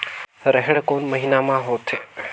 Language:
Chhattisgarhi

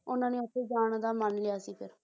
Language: Punjabi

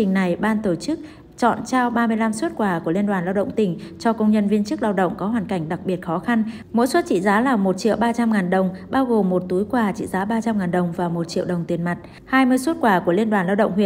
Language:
Vietnamese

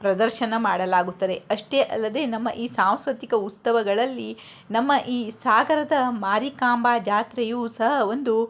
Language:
Kannada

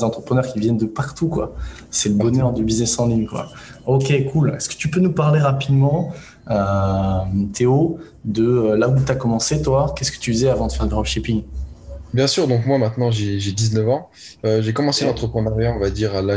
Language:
French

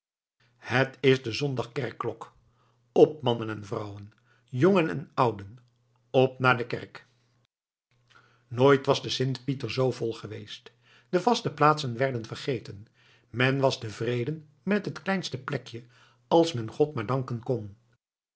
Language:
Dutch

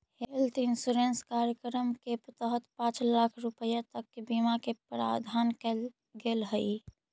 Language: Magahi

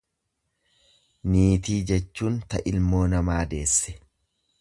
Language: Oromo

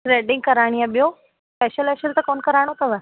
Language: Sindhi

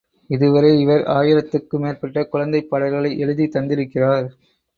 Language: Tamil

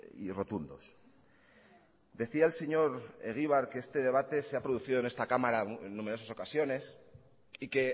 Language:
Spanish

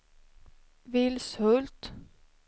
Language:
Swedish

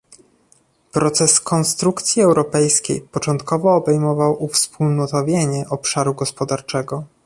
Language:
Polish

